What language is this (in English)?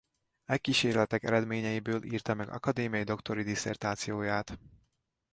Hungarian